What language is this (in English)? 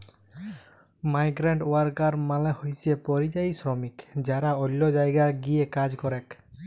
Bangla